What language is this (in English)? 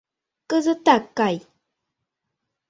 Mari